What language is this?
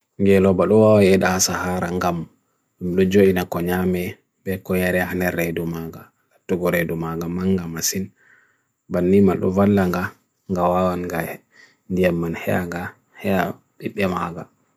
Bagirmi Fulfulde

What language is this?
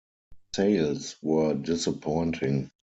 English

